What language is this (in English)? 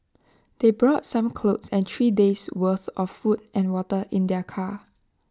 English